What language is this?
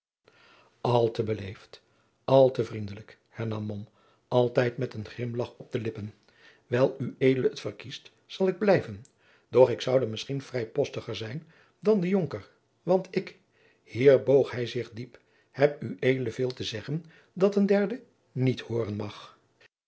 Dutch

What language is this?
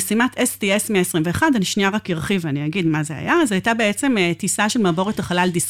Hebrew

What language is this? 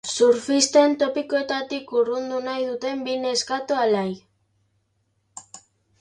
Basque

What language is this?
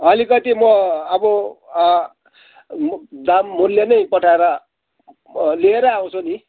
Nepali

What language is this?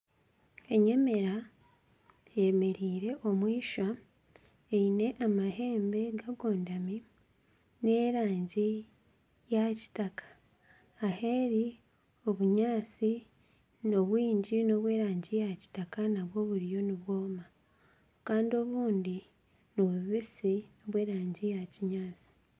Nyankole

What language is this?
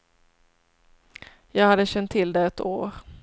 Swedish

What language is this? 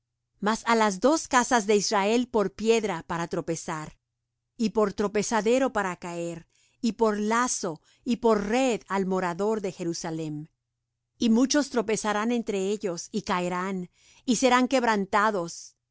Spanish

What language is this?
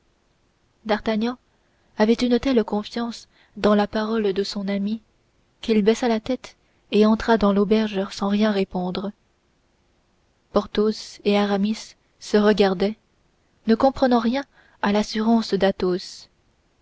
French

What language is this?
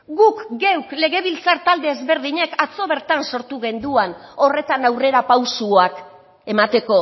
Basque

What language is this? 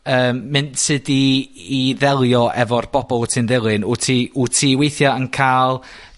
Welsh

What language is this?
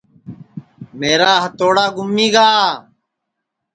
Sansi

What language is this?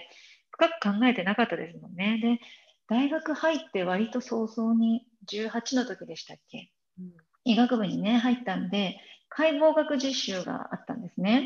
Japanese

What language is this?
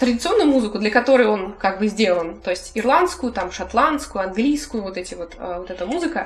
Russian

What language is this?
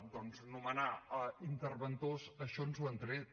Catalan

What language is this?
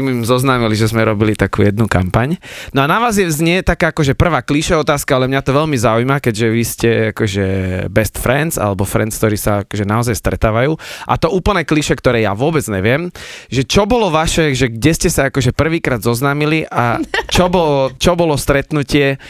Slovak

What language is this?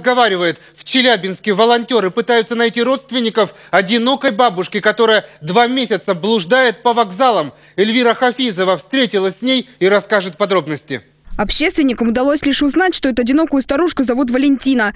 Russian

